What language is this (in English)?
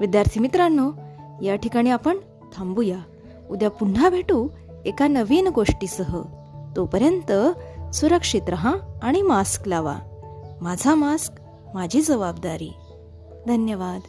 Marathi